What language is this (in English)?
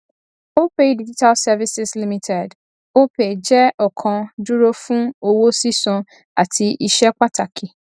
Yoruba